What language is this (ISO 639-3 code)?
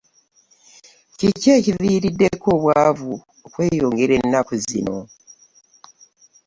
lug